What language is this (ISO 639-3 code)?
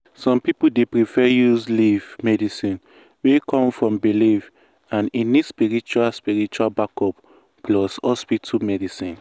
pcm